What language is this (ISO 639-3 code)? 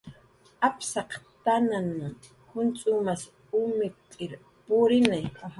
jqr